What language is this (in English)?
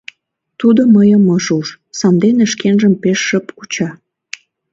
Mari